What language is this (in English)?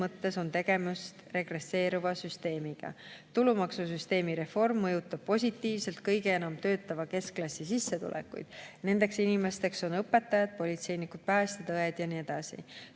Estonian